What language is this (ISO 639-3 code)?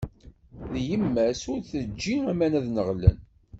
kab